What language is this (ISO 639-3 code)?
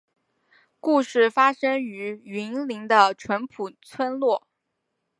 zho